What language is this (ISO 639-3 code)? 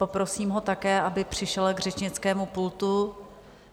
ces